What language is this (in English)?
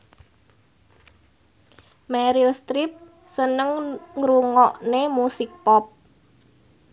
Javanese